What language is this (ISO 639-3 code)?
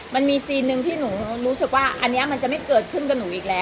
tha